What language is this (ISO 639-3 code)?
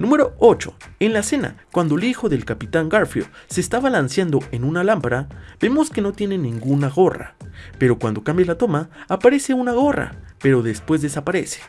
spa